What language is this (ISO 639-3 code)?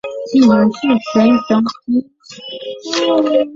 zho